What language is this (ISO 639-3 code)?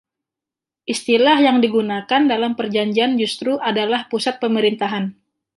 ind